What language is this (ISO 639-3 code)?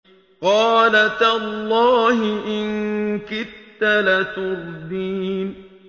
ara